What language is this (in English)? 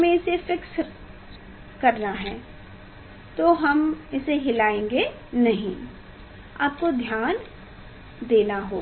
Hindi